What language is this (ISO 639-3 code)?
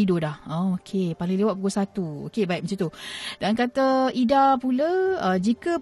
msa